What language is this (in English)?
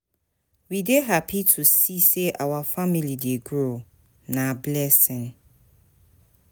Nigerian Pidgin